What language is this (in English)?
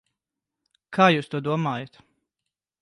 Latvian